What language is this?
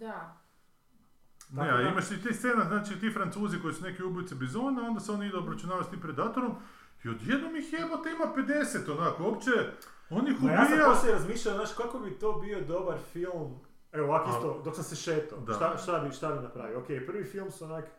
Croatian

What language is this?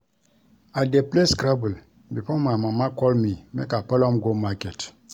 Nigerian Pidgin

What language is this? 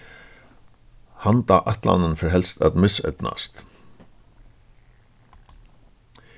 Faroese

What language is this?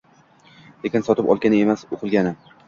Uzbek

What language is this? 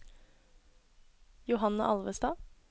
Norwegian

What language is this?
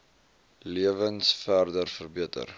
Afrikaans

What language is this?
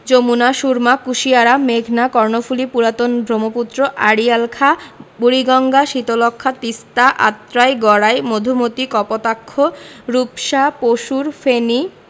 Bangla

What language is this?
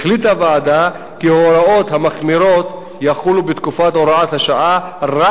Hebrew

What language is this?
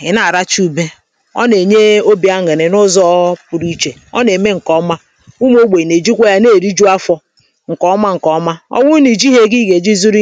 Igbo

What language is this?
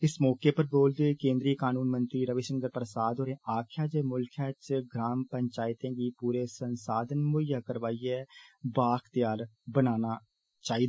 Dogri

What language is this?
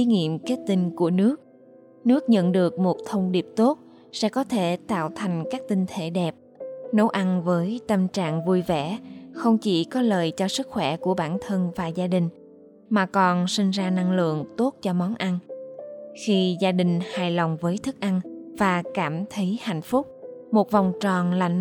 Vietnamese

